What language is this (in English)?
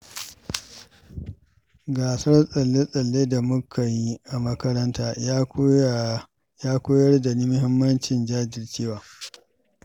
Hausa